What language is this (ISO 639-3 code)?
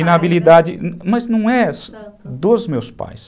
por